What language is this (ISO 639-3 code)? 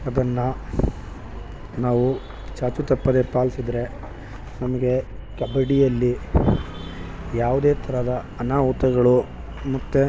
kan